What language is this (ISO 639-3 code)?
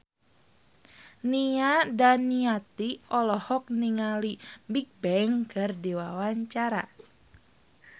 sun